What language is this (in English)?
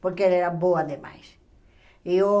Portuguese